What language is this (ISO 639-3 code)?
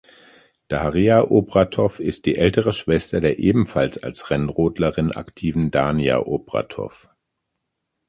deu